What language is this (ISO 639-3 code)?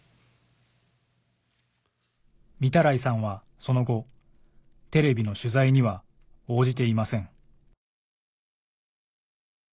jpn